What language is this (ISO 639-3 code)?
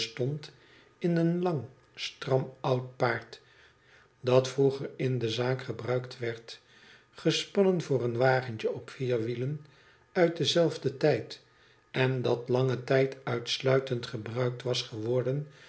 nld